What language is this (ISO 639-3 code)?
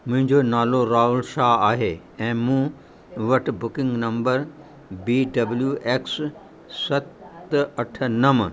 snd